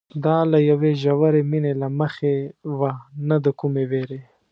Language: Pashto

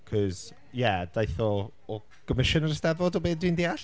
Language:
Welsh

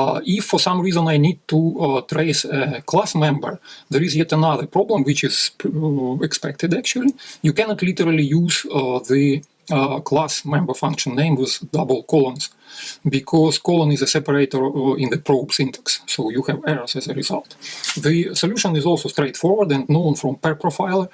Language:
English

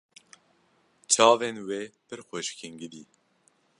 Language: Kurdish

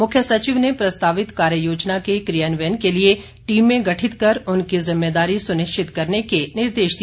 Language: Hindi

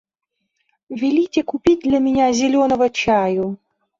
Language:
Russian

